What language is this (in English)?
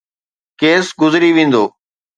Sindhi